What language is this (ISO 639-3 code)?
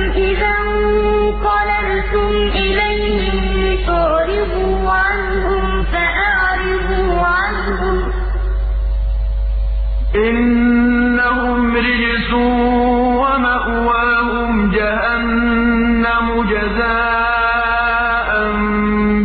ara